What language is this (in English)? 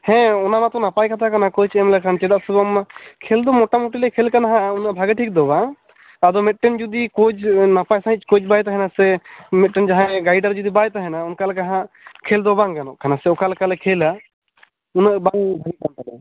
Santali